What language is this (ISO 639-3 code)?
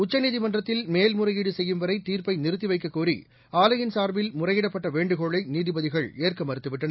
tam